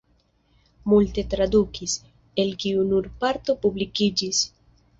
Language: Esperanto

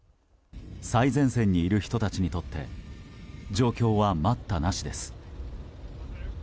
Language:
Japanese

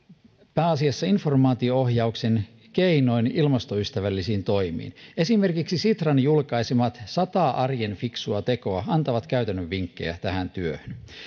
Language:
Finnish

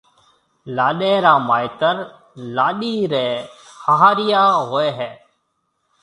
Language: Marwari (Pakistan)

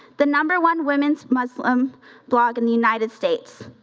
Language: English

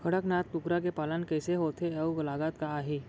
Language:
Chhattisgarhi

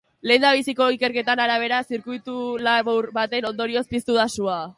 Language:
Basque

